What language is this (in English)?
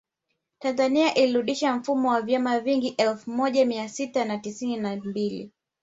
Swahili